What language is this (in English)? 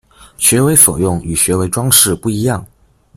Chinese